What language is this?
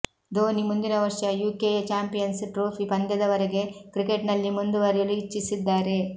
Kannada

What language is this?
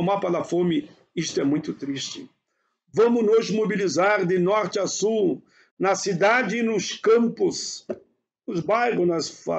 Portuguese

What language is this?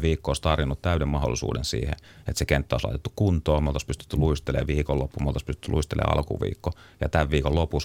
Finnish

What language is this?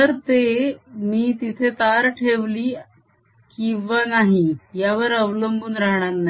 Marathi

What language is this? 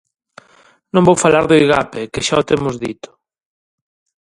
Galician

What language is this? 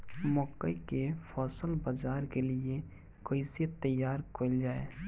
Bhojpuri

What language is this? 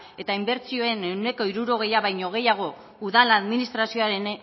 Basque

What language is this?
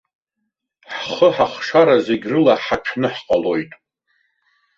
Abkhazian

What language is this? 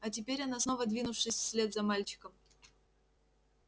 Russian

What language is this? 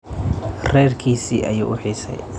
Somali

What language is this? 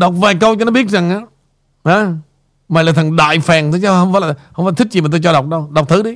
Vietnamese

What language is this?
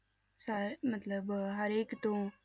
Punjabi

